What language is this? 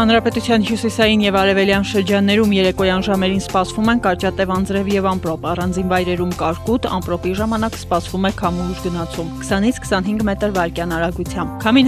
Romanian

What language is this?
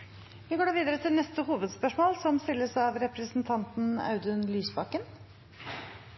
Norwegian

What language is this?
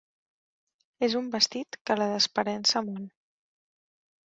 Catalan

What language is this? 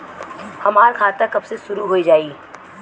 Bhojpuri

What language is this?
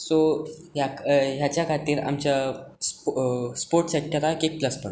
Konkani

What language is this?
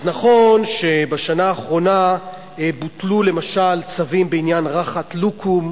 Hebrew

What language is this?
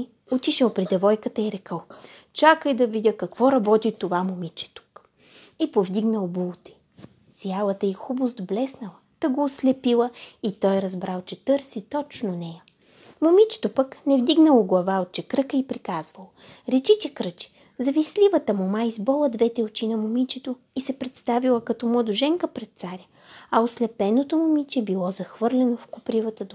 Bulgarian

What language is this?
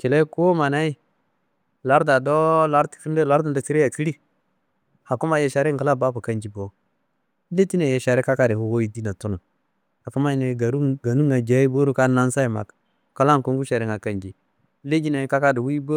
Kanembu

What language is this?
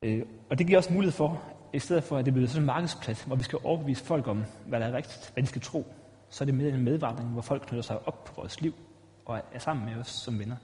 Danish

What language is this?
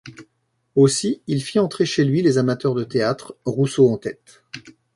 French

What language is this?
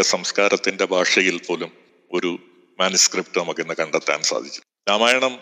Malayalam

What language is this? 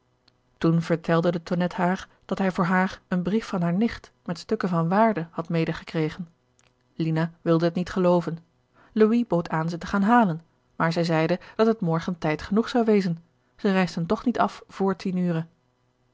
Dutch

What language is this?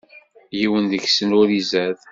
Kabyle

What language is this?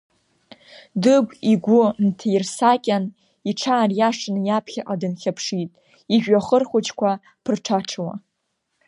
Abkhazian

